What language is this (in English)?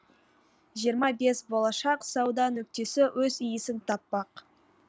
Kazakh